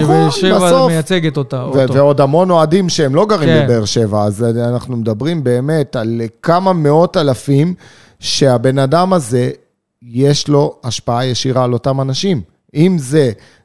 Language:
Hebrew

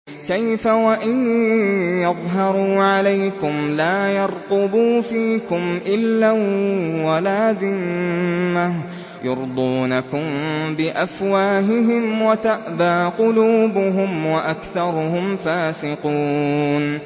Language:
Arabic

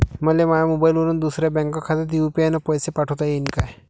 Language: Marathi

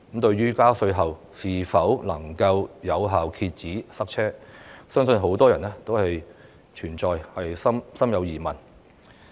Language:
Cantonese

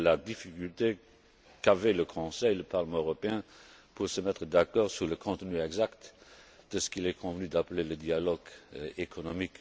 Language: French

